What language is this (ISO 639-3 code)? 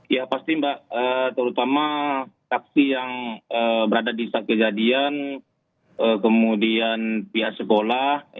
ind